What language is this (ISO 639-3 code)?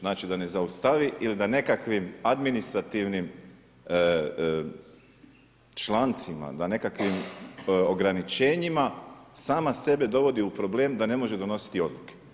hrv